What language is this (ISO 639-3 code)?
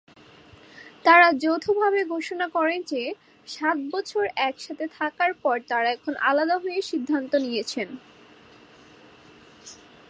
ben